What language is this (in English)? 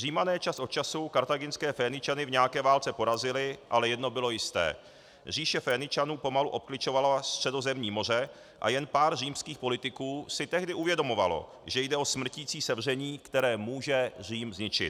Czech